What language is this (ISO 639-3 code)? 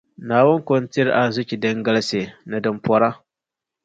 dag